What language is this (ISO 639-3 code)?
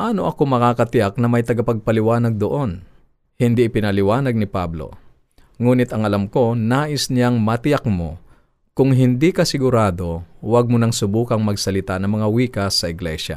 fil